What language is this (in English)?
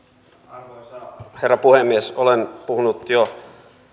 Finnish